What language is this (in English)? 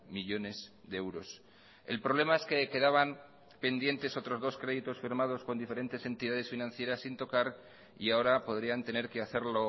Spanish